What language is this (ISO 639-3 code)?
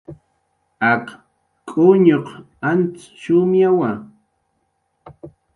jqr